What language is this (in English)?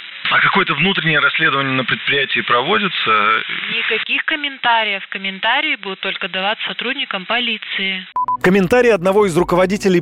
Russian